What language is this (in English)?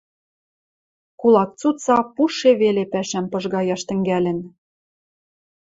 Western Mari